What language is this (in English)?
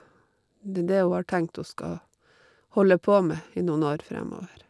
Norwegian